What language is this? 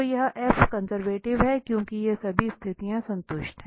Hindi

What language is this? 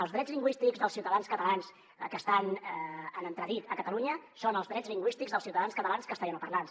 Catalan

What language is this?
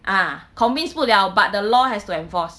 English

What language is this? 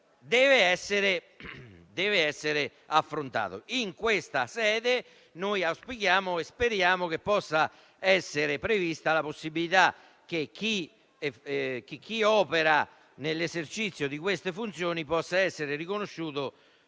Italian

